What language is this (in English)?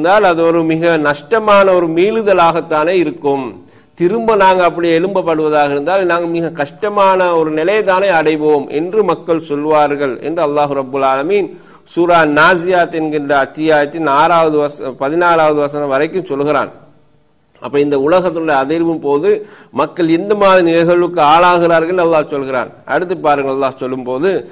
Tamil